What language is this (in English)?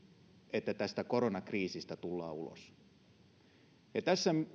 Finnish